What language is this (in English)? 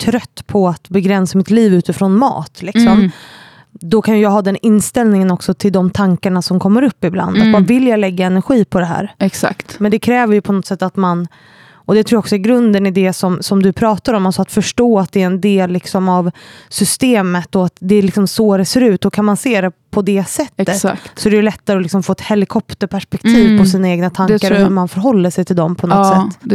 Swedish